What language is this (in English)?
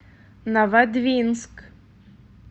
Russian